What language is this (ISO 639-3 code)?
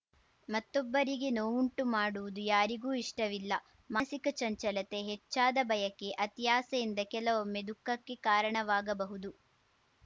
kan